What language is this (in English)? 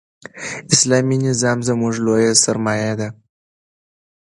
Pashto